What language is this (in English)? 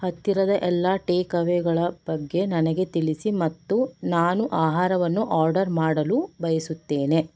Kannada